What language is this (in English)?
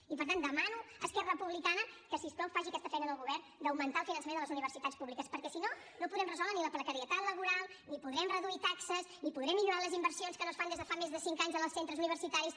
Catalan